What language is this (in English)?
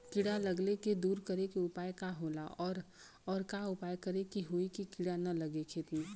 Bhojpuri